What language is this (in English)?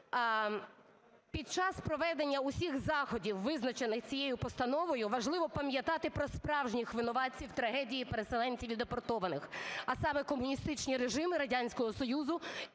Ukrainian